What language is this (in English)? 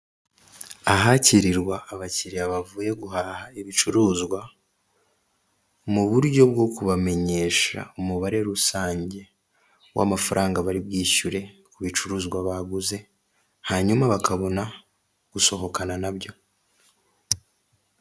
Kinyarwanda